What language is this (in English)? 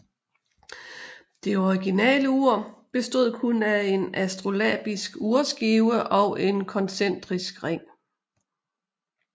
Danish